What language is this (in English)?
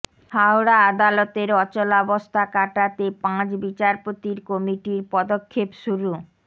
Bangla